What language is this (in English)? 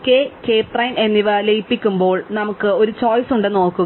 Malayalam